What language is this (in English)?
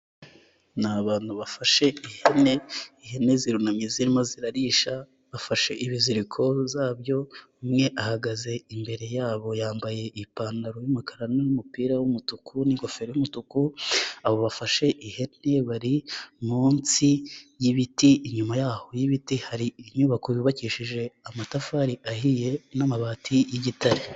Kinyarwanda